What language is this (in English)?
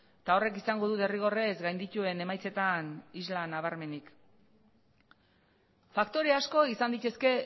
Basque